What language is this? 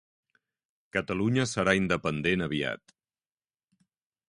Catalan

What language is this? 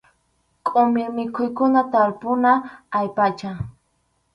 Arequipa-La Unión Quechua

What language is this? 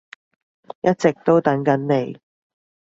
Cantonese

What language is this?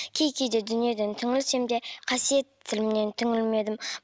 Kazakh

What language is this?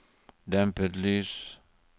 Norwegian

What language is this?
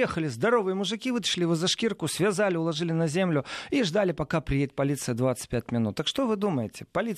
Russian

